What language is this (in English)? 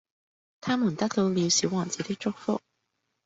Cantonese